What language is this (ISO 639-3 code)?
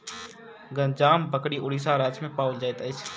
mai